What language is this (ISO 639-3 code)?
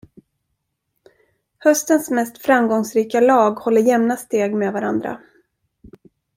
swe